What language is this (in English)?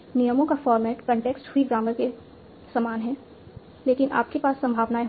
Hindi